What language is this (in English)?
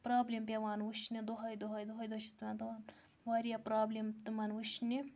Kashmiri